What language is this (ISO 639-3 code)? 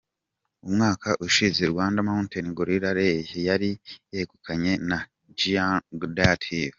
kin